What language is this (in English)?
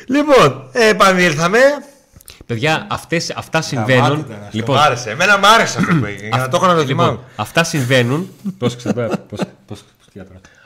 Greek